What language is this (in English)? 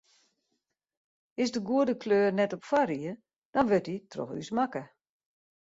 Western Frisian